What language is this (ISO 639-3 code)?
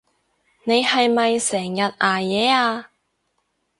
yue